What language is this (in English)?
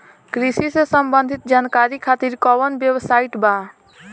Bhojpuri